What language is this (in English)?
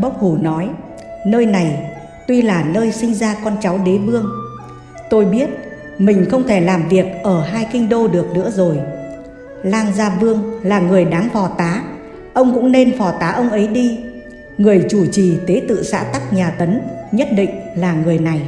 Vietnamese